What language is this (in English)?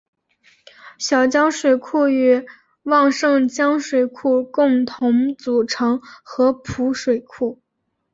Chinese